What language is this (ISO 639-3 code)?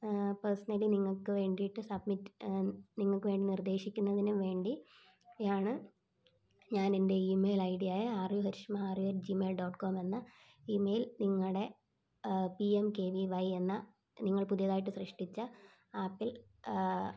mal